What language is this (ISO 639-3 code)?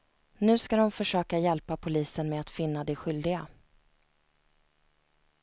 swe